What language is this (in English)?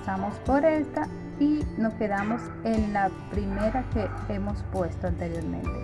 Spanish